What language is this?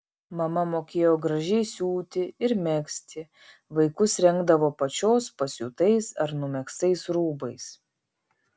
Lithuanian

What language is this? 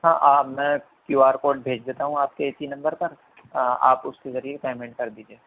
Urdu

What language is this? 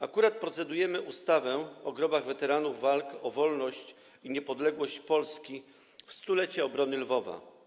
Polish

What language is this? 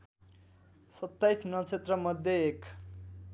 Nepali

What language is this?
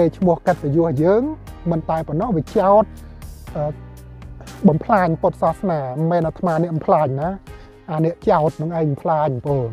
Thai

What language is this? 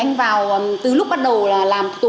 Vietnamese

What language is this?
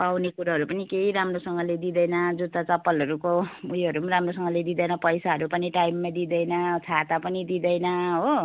Nepali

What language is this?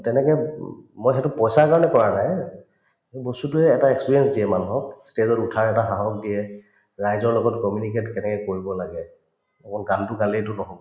Assamese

